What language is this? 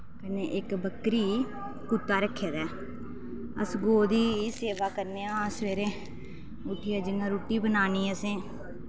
Dogri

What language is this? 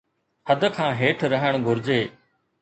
Sindhi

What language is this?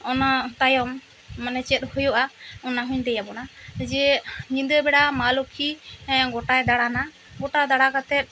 Santali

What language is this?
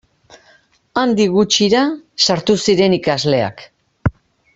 Basque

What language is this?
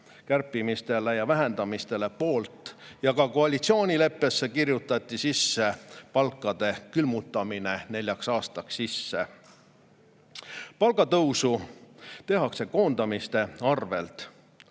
Estonian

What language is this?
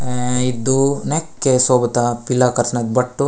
Gondi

